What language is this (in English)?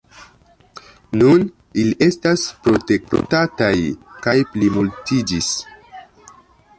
Esperanto